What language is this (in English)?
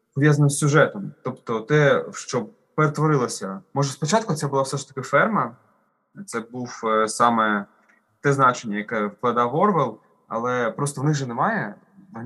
Ukrainian